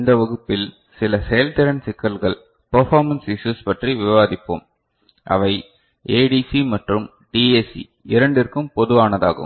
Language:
Tamil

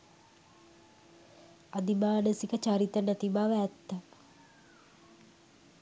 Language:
Sinhala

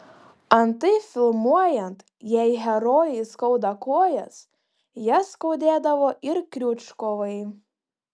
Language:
Lithuanian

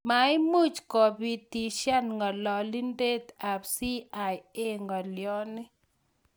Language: Kalenjin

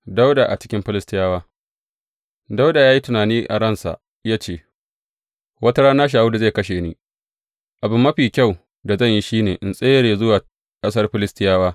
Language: Hausa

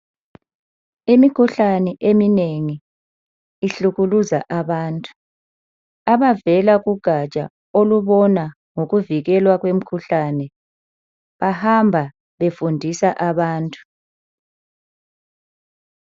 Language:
North Ndebele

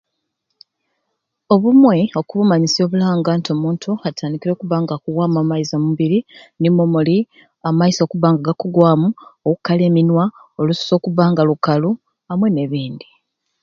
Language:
Ruuli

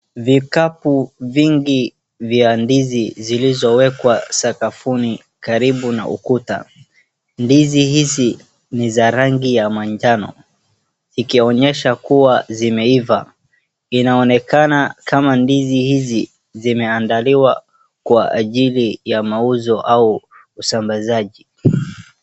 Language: Swahili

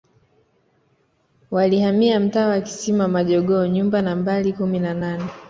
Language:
Swahili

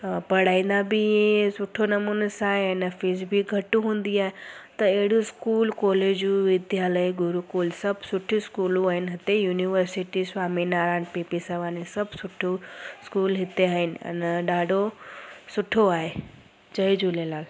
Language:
Sindhi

